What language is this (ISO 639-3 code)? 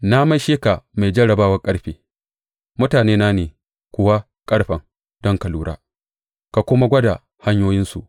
hau